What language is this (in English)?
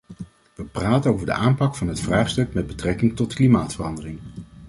Dutch